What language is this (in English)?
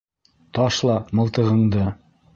Bashkir